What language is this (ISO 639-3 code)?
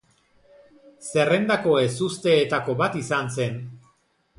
eus